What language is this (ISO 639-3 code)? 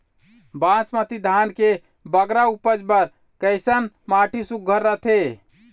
hne